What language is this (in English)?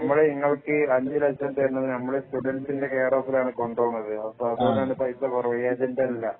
Malayalam